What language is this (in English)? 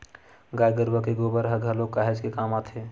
Chhattisgarhi